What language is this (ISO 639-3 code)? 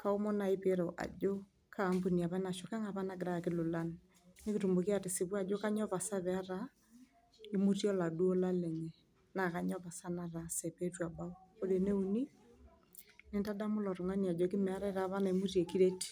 mas